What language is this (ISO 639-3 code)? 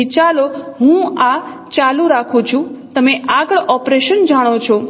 guj